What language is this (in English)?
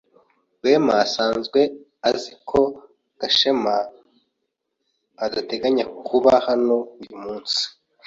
Kinyarwanda